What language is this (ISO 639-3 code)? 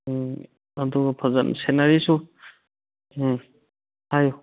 mni